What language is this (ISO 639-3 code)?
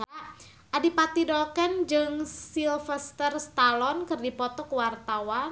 sun